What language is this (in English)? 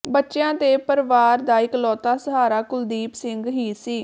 Punjabi